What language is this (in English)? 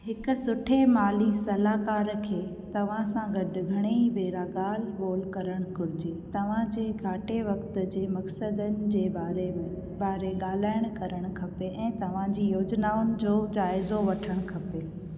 Sindhi